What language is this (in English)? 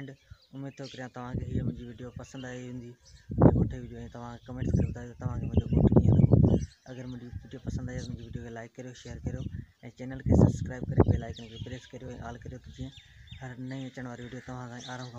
Hindi